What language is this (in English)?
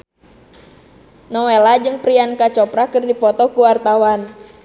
Sundanese